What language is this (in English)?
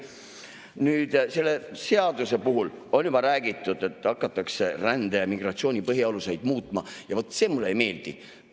Estonian